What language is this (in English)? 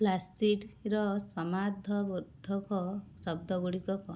Odia